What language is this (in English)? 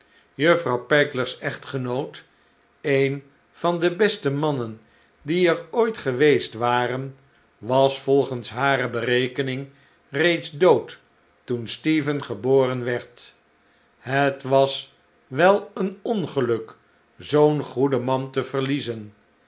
Dutch